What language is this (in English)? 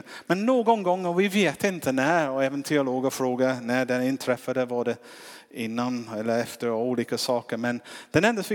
Swedish